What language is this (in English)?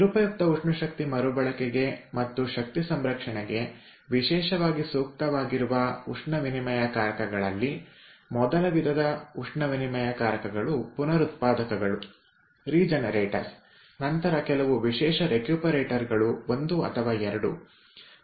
Kannada